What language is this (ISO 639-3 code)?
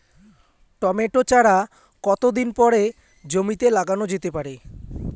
ben